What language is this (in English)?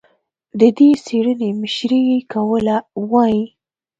Pashto